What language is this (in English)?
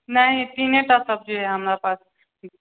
Maithili